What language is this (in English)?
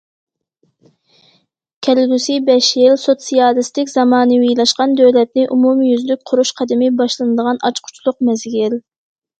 Uyghur